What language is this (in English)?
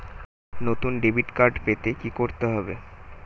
Bangla